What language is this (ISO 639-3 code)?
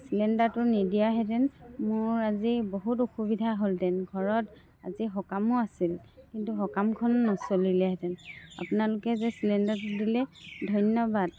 asm